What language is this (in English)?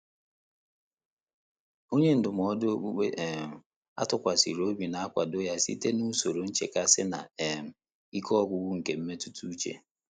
Igbo